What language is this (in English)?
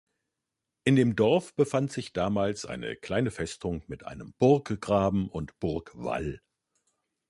German